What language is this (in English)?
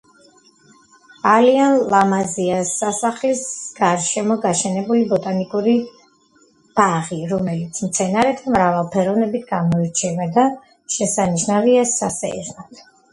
Georgian